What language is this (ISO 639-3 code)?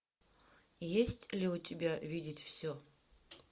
rus